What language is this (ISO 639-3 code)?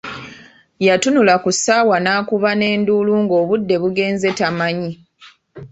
lug